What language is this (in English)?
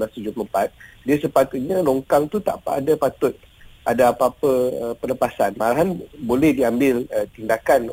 Malay